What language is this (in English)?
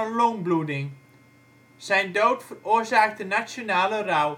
Dutch